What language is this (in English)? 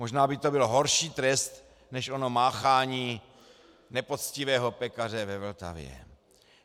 Czech